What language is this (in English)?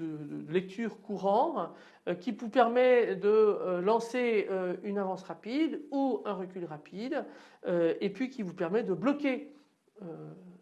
French